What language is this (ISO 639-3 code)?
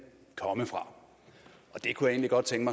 dan